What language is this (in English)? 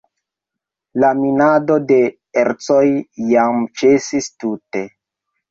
Esperanto